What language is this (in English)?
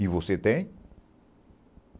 Portuguese